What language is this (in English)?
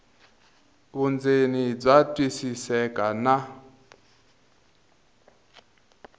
Tsonga